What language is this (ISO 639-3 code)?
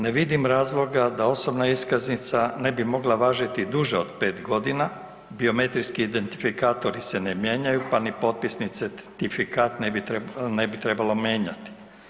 hrv